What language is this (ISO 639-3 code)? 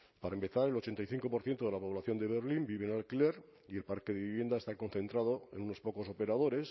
spa